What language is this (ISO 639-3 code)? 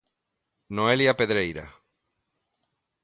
glg